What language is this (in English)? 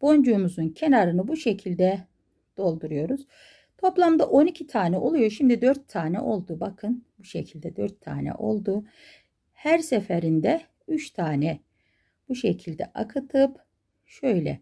Turkish